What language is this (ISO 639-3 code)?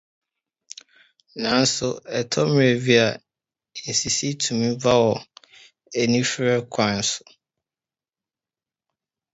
aka